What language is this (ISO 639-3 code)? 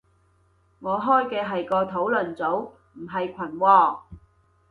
yue